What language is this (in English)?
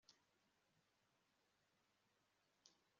Kinyarwanda